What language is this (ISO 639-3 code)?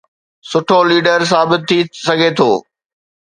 snd